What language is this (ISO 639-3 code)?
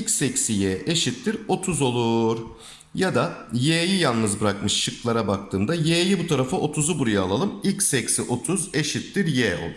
tur